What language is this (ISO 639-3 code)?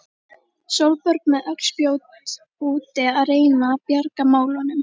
isl